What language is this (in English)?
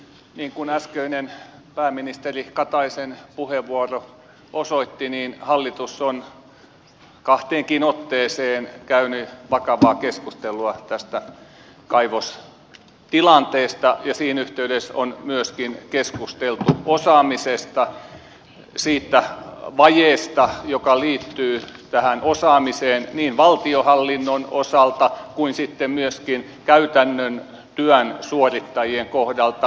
Finnish